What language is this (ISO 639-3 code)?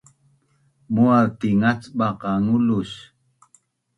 bnn